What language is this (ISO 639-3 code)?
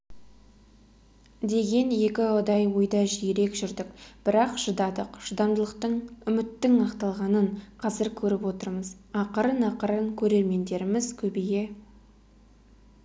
kaz